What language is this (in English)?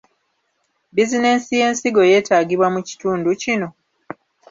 Ganda